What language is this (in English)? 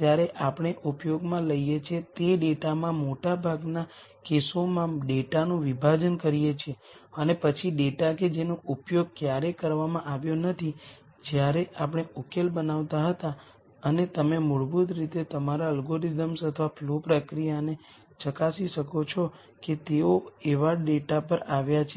Gujarati